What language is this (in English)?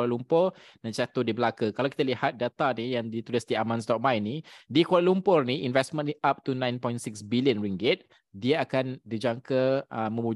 Malay